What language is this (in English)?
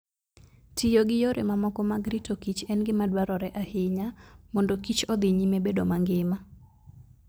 Luo (Kenya and Tanzania)